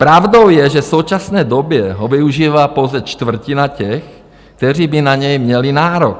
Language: Czech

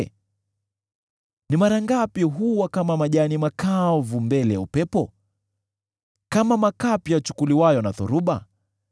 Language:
Swahili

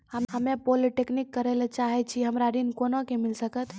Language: Maithili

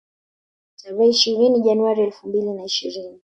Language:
Swahili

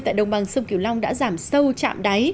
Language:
Vietnamese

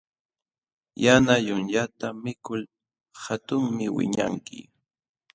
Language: Jauja Wanca Quechua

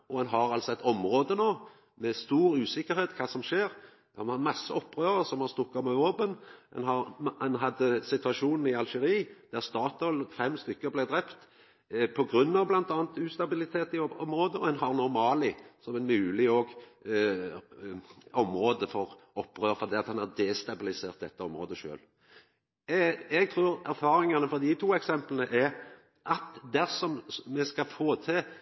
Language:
Norwegian Nynorsk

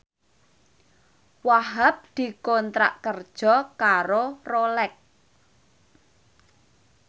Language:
Javanese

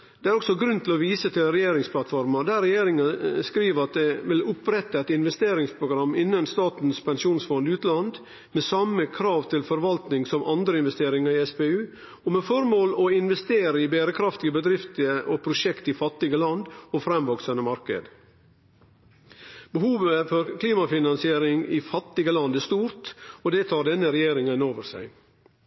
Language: Norwegian Nynorsk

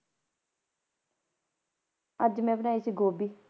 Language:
Punjabi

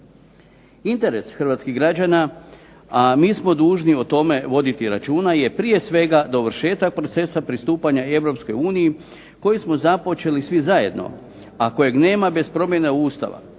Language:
Croatian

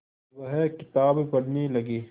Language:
Hindi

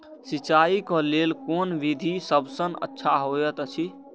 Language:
Maithili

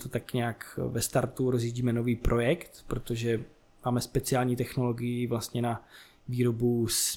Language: Czech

